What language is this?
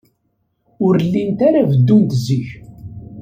Kabyle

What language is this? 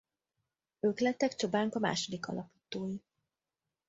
Hungarian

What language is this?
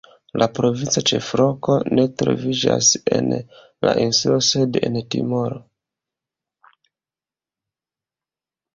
Esperanto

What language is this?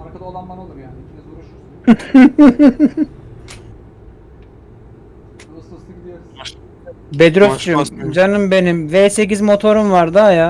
Turkish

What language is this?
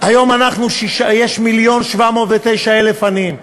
Hebrew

